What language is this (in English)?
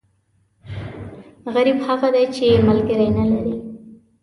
Pashto